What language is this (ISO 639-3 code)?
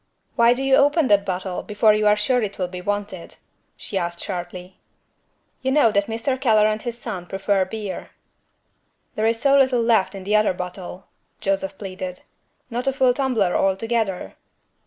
eng